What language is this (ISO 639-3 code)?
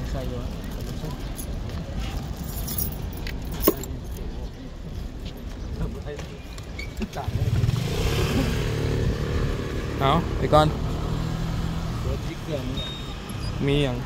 tha